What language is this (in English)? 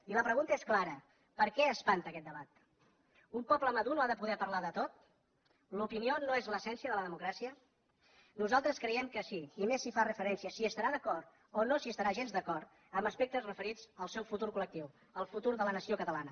Catalan